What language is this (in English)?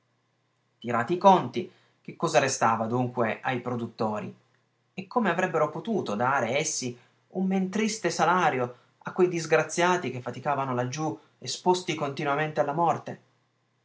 Italian